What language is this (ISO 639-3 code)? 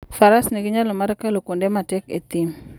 luo